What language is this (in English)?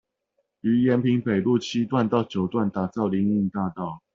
Chinese